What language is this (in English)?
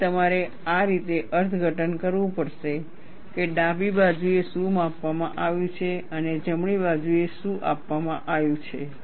Gujarati